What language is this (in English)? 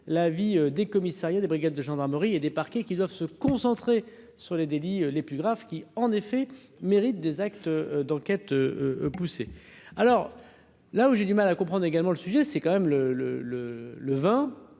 French